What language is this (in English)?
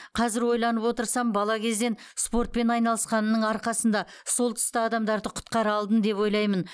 Kazakh